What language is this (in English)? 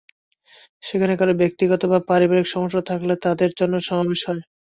Bangla